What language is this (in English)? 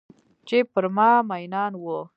Pashto